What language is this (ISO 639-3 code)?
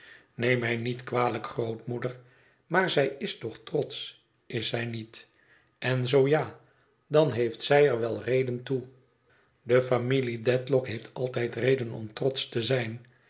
nld